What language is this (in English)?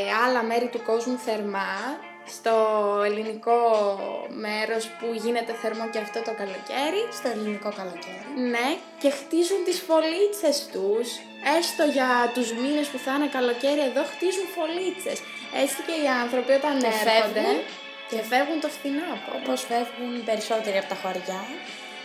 Greek